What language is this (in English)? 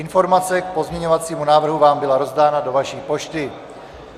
Czech